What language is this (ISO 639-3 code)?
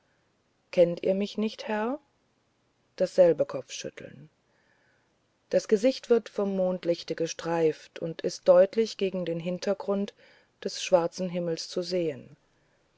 deu